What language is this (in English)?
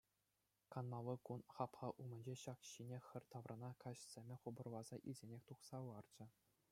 Chuvash